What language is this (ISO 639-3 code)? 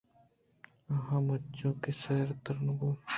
bgp